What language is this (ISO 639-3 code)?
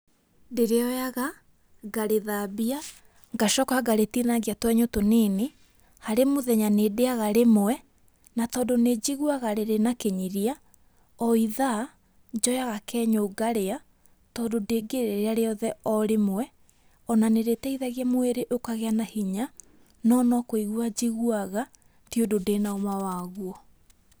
kik